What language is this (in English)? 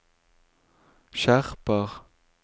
Norwegian